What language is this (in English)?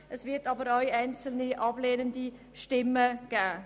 Swiss German